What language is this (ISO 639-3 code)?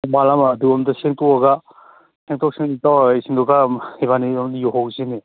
mni